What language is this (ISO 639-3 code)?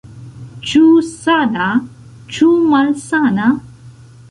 epo